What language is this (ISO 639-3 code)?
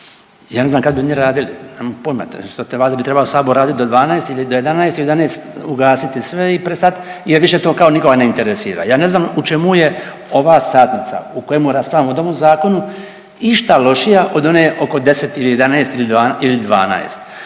hrv